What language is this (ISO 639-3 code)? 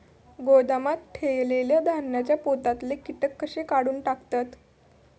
mar